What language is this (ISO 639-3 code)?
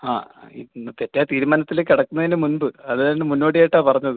mal